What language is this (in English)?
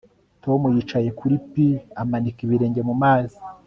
Kinyarwanda